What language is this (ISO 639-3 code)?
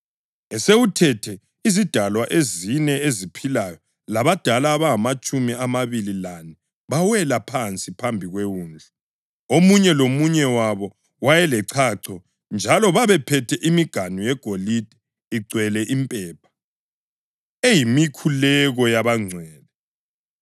nde